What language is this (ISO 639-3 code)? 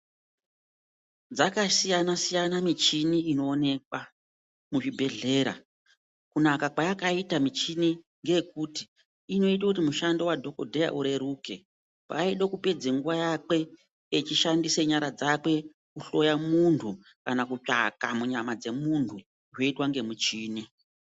ndc